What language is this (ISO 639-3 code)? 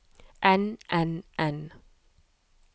nor